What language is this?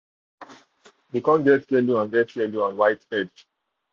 Nigerian Pidgin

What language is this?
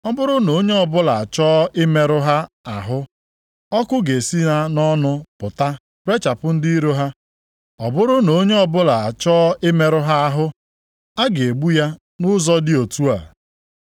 Igbo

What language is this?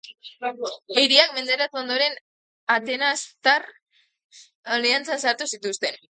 Basque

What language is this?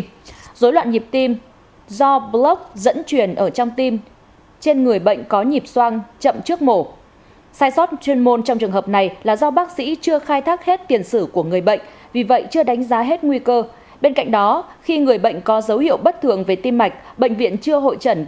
Vietnamese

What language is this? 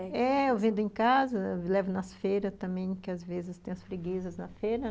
Portuguese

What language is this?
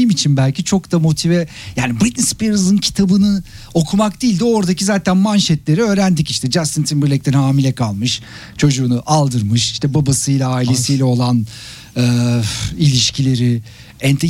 Turkish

